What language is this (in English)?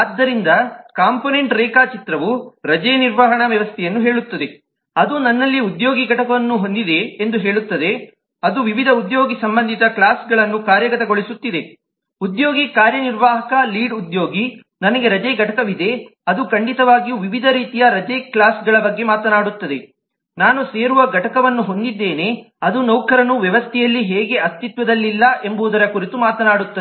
Kannada